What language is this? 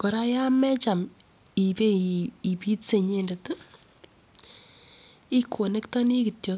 Kalenjin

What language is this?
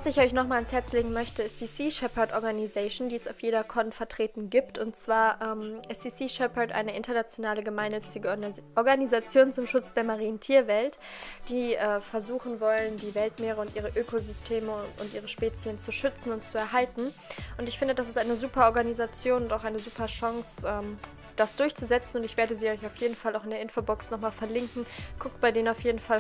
German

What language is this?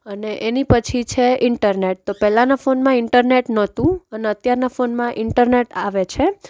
Gujarati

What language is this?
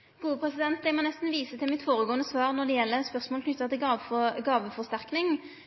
Norwegian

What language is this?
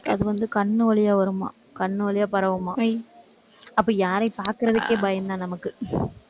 Tamil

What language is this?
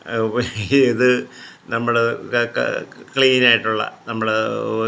Malayalam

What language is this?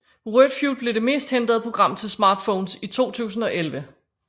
Danish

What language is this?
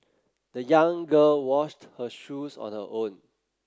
English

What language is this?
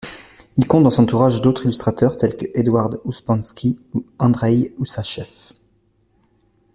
French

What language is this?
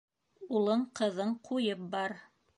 Bashkir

